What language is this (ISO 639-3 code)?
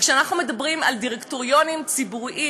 heb